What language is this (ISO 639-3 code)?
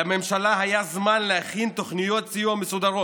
heb